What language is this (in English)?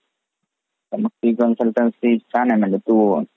Marathi